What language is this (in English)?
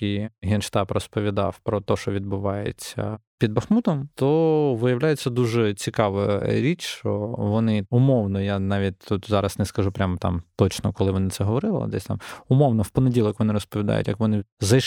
Ukrainian